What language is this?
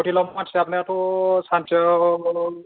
Bodo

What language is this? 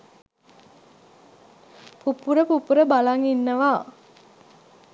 Sinhala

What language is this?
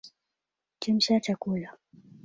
Swahili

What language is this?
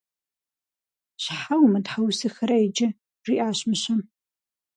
Kabardian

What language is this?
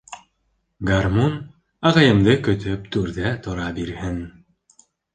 Bashkir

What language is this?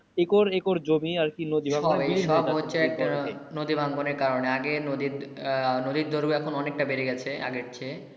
Bangla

